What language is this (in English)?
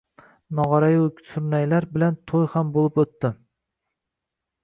Uzbek